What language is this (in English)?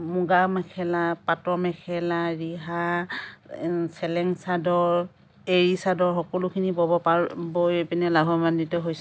Assamese